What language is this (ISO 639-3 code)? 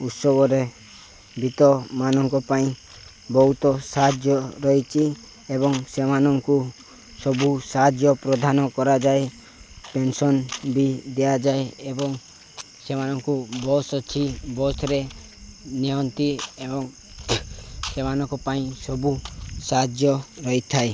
ori